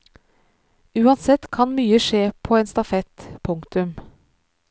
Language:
Norwegian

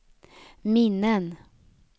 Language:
Swedish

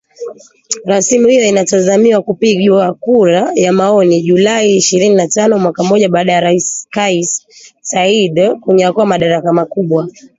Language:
Swahili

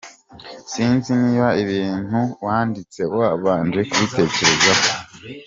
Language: Kinyarwanda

